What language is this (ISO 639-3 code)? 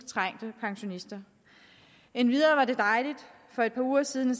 dan